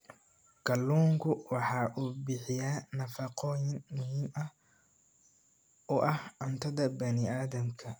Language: Somali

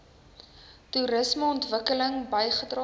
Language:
Afrikaans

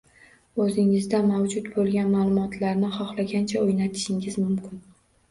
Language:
Uzbek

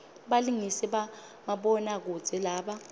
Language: Swati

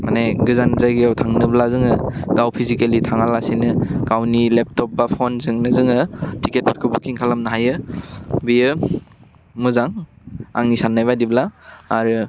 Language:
Bodo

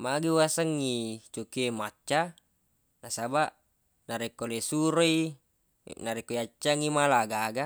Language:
Buginese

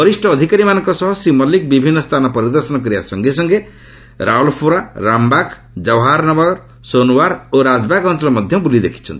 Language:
Odia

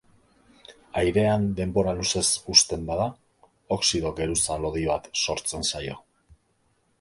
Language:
Basque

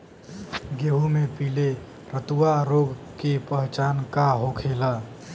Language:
Bhojpuri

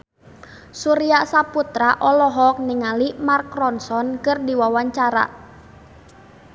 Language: Sundanese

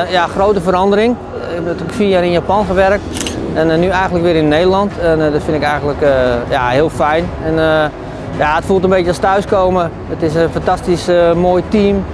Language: Dutch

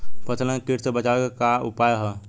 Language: Bhojpuri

